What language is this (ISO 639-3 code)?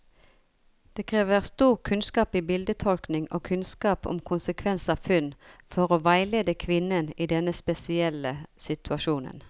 nor